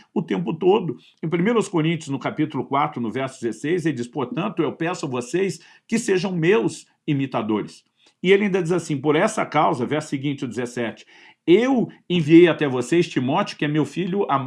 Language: Portuguese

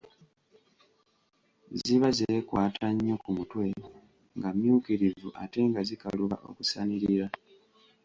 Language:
Ganda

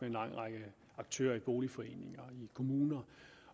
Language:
Danish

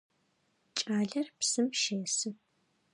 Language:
Adyghe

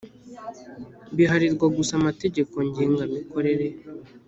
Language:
Kinyarwanda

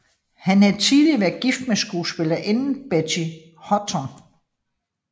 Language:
Danish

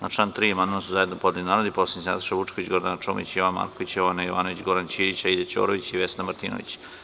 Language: Serbian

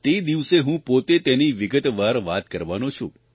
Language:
Gujarati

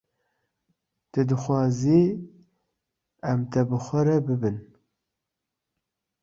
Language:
Kurdish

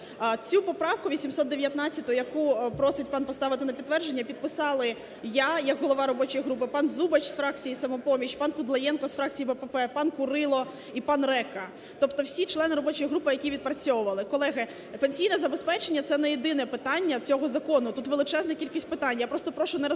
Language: Ukrainian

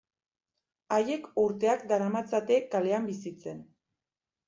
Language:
Basque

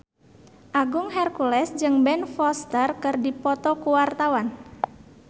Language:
Sundanese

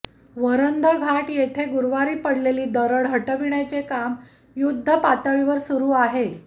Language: Marathi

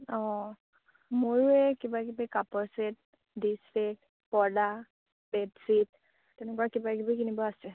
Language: Assamese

